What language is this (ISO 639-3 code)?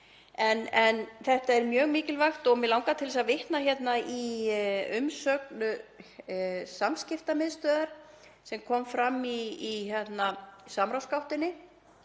isl